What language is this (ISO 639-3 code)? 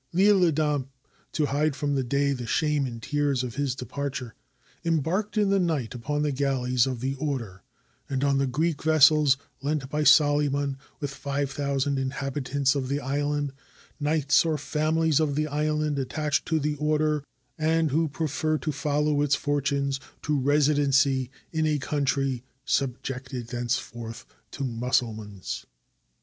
eng